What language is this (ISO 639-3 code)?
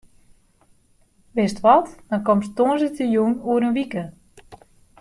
fry